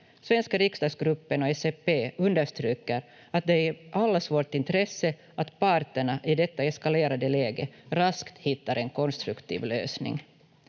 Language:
Finnish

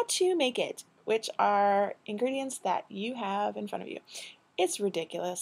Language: English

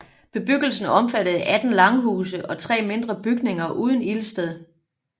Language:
Danish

